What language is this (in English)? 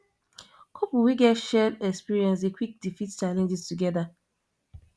Nigerian Pidgin